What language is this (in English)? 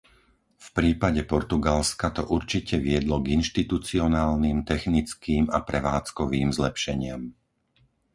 Slovak